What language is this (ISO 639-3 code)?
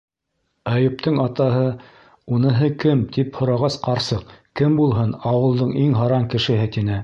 bak